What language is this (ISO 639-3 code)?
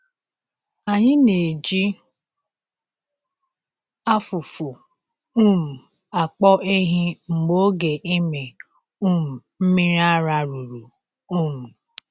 ibo